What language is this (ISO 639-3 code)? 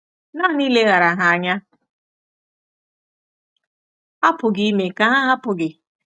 ibo